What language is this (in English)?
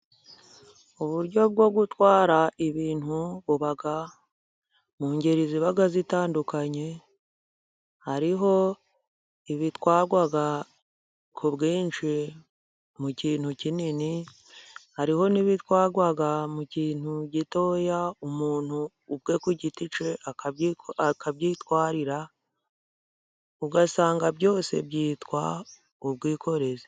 Kinyarwanda